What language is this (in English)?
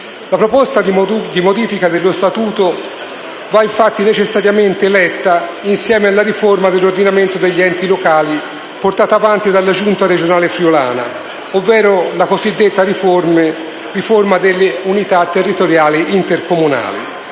Italian